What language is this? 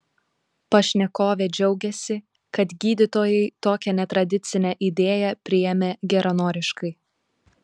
Lithuanian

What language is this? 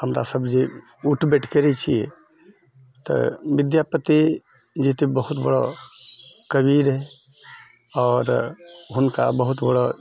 Maithili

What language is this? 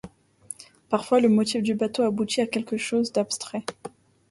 French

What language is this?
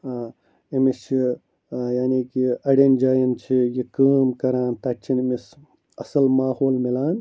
Kashmiri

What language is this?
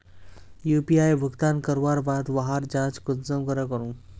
Magahi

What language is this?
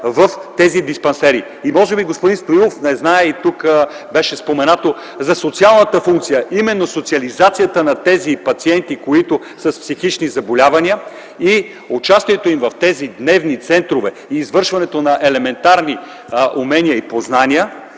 Bulgarian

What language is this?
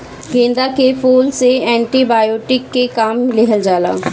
Bhojpuri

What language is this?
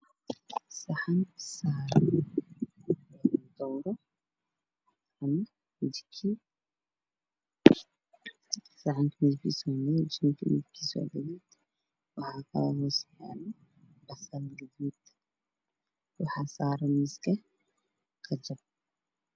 Somali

